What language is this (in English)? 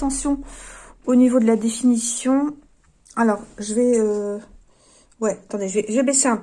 French